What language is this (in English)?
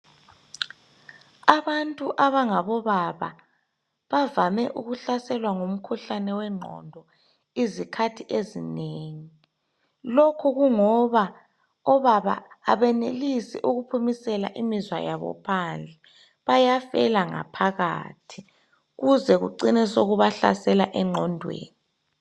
North Ndebele